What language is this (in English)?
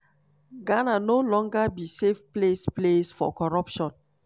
Nigerian Pidgin